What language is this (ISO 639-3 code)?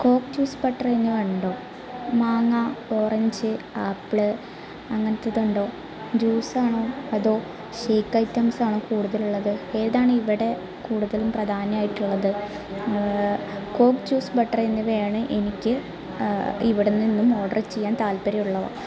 mal